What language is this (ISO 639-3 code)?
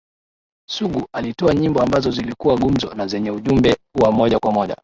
swa